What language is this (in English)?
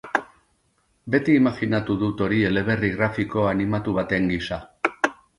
Basque